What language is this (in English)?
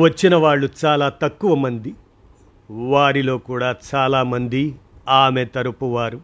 Telugu